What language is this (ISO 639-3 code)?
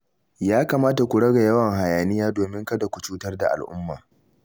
hau